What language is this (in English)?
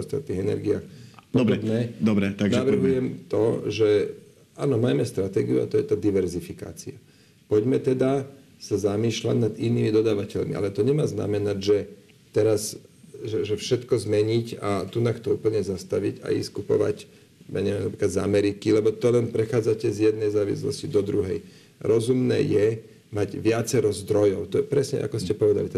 Slovak